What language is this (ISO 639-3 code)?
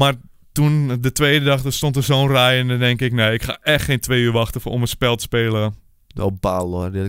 nld